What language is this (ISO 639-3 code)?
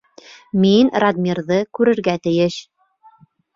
bak